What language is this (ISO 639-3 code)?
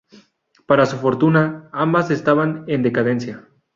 spa